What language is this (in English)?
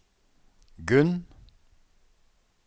Norwegian